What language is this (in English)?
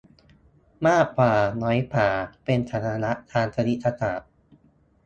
Thai